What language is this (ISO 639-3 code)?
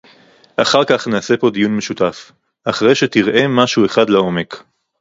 heb